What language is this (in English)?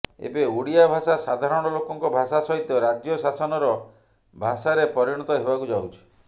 Odia